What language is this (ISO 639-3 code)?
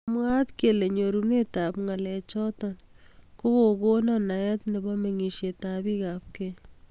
kln